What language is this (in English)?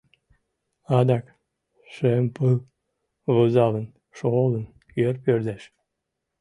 Mari